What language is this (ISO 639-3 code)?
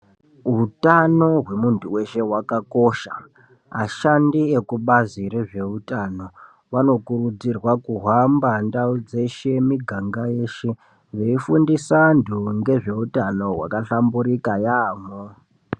ndc